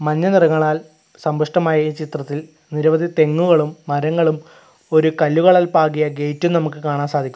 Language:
Malayalam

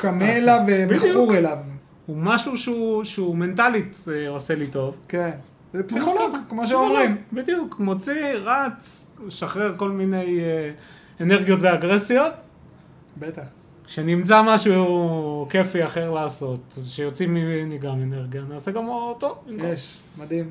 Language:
Hebrew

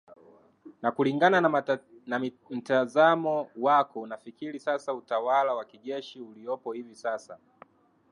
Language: Swahili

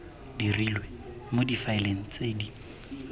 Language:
Tswana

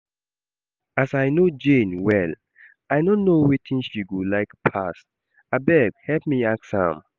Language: Nigerian Pidgin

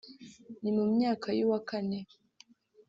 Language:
Kinyarwanda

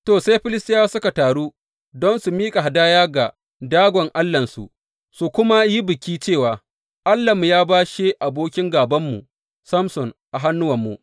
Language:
Hausa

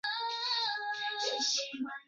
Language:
Chinese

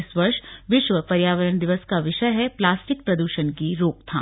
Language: Hindi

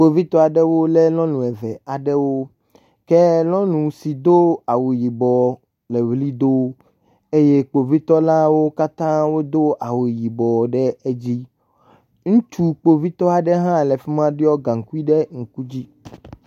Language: Ewe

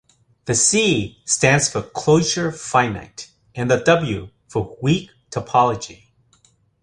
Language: English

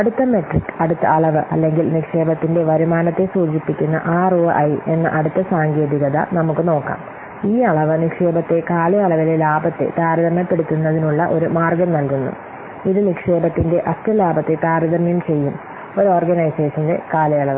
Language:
Malayalam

